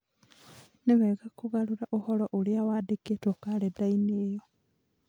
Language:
Kikuyu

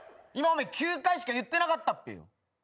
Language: Japanese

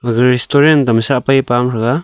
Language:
Wancho Naga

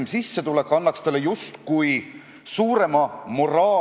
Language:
Estonian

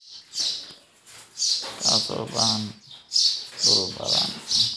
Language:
Somali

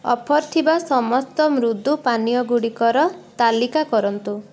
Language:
Odia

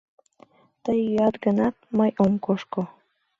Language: Mari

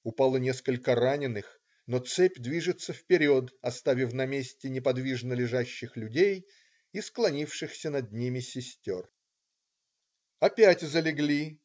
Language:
Russian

